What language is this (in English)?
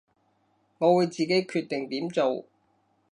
Cantonese